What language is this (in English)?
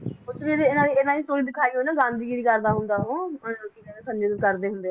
Punjabi